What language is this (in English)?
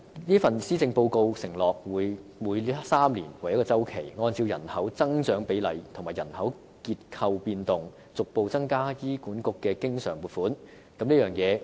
Cantonese